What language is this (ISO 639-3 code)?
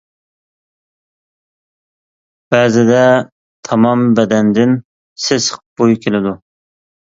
uig